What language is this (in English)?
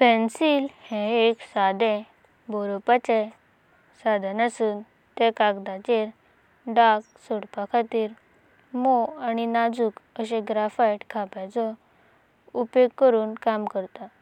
Konkani